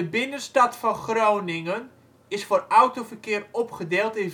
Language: Dutch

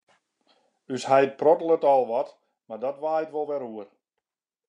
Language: Western Frisian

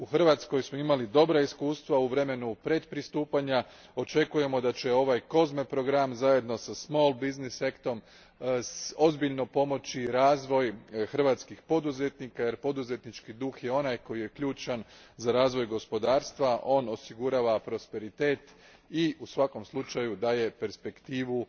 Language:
Croatian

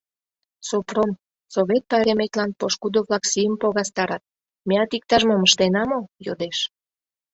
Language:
Mari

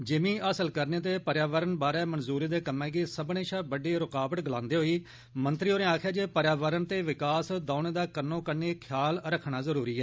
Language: Dogri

